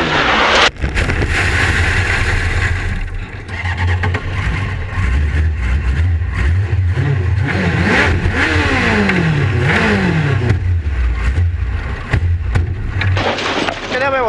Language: Italian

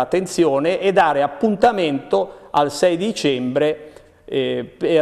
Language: Italian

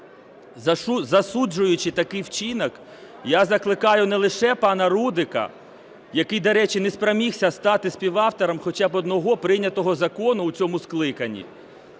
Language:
Ukrainian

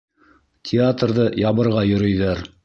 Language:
Bashkir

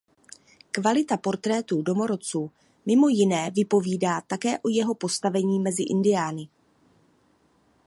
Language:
Czech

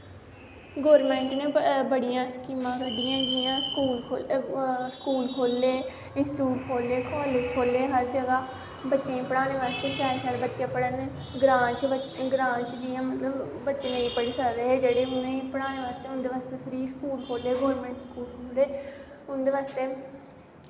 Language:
Dogri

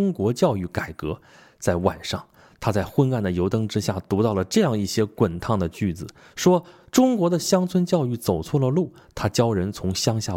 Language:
Chinese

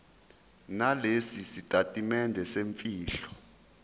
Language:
Zulu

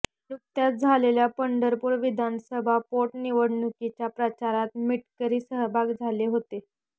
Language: Marathi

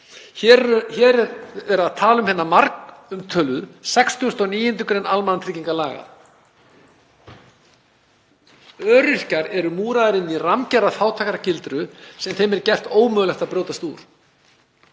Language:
Icelandic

